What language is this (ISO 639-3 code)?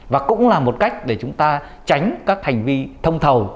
vie